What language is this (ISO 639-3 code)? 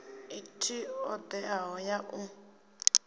ven